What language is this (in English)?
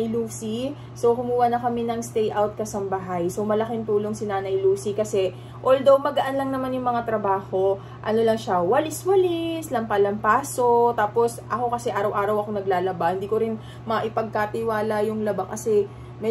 Filipino